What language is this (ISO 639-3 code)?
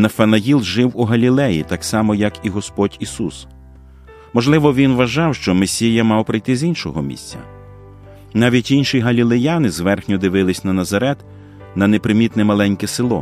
ukr